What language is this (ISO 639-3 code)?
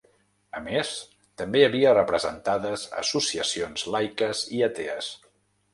cat